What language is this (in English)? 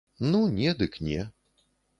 Belarusian